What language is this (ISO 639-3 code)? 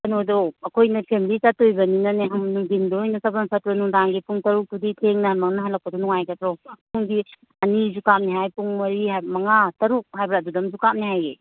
mni